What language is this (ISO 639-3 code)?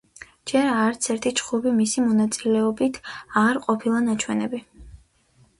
kat